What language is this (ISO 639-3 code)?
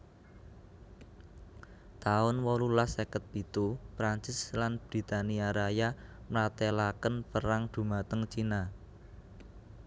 jav